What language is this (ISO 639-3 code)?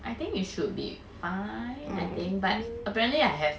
eng